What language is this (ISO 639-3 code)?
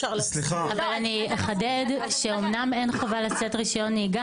heb